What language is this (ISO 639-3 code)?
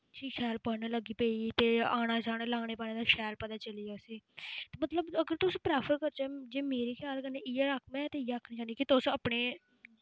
doi